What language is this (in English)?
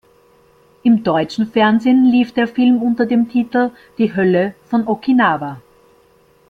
German